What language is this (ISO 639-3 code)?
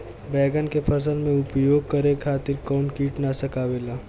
bho